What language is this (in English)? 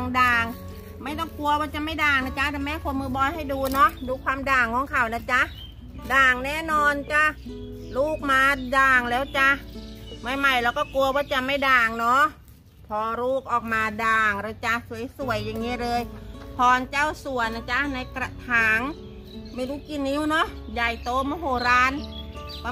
Thai